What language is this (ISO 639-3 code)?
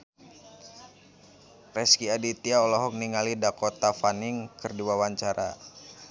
sun